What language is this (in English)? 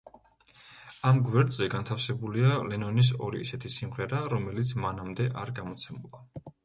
Georgian